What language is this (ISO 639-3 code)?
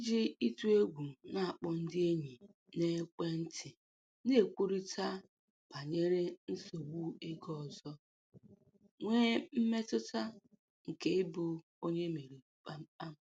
ibo